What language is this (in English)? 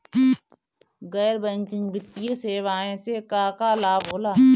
Bhojpuri